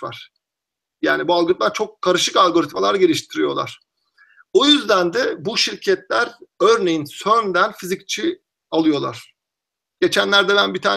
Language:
Turkish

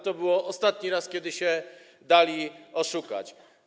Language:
Polish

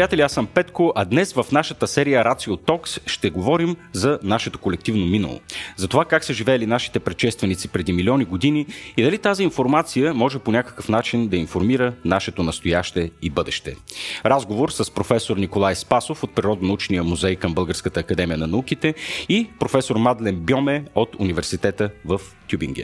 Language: Bulgarian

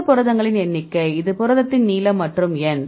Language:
Tamil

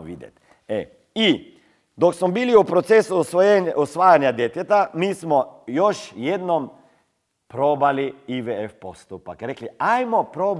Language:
Croatian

